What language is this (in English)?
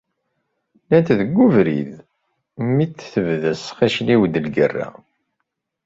Kabyle